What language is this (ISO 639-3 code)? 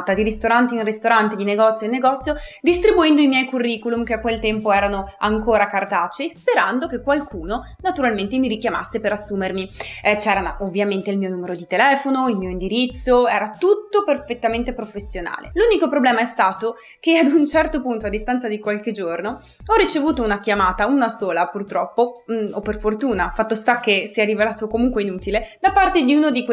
ita